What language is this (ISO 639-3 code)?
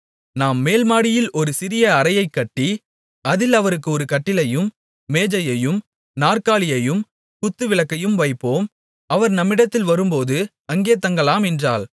tam